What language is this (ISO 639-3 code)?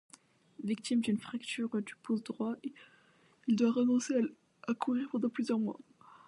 fra